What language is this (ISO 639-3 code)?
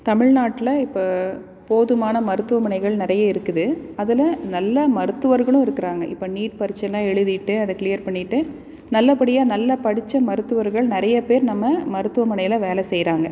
tam